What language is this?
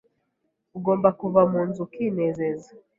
Kinyarwanda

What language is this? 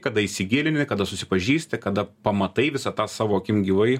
Lithuanian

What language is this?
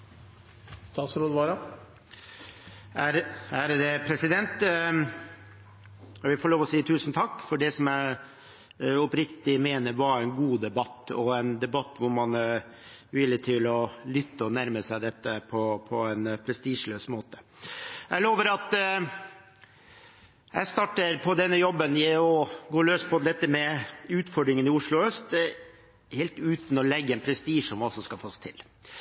Norwegian Bokmål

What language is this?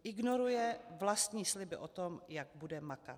Czech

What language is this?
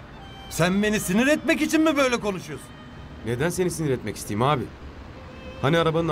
Turkish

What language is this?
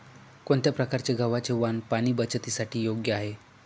Marathi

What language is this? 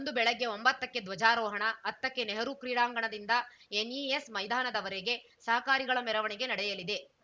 Kannada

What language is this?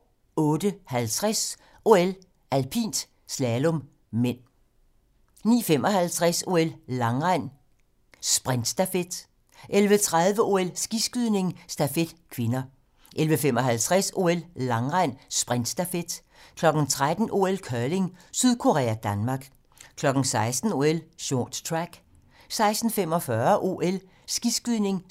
Danish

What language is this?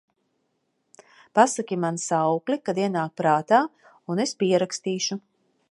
Latvian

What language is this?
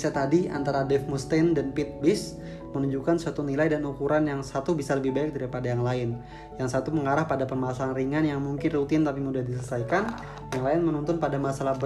Indonesian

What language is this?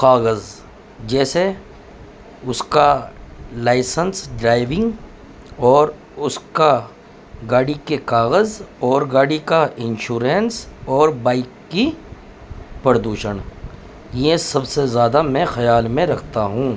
Urdu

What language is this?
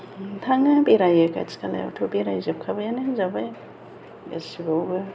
Bodo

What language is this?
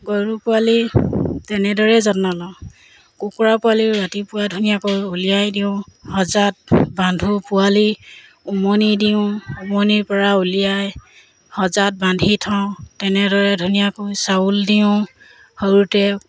Assamese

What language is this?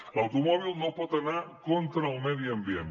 Catalan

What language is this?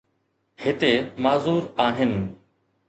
Sindhi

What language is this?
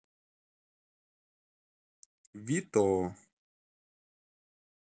Russian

